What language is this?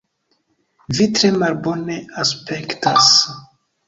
Esperanto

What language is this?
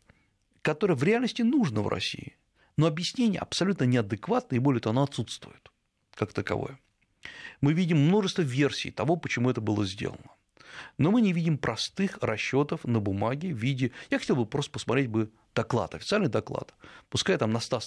Russian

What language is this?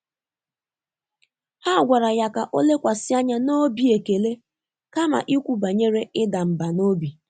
Igbo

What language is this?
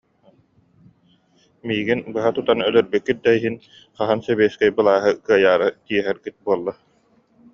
Yakut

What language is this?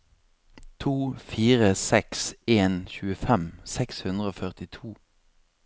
Norwegian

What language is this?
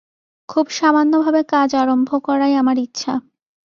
Bangla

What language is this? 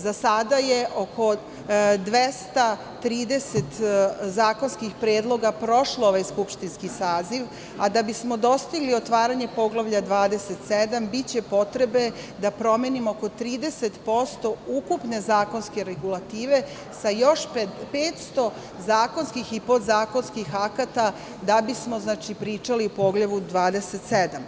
Serbian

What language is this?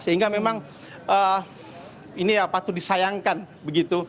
Indonesian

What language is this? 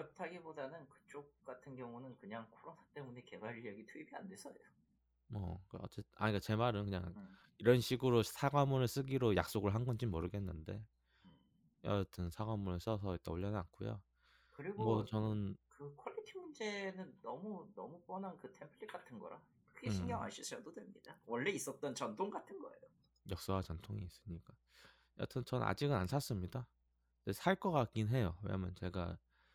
Korean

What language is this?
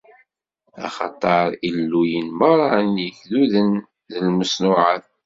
Kabyle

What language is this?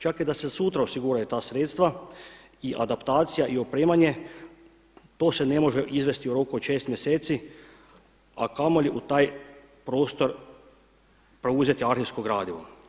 Croatian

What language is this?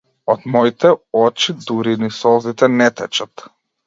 Macedonian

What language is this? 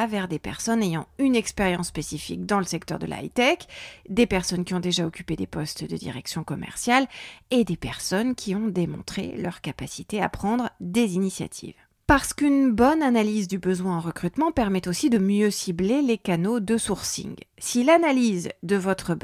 French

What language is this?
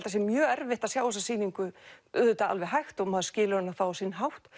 Icelandic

